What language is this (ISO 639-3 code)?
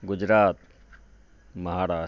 mai